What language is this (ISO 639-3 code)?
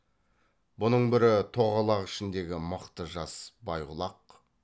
kaz